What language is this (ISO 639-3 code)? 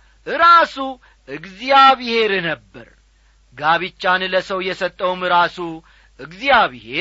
amh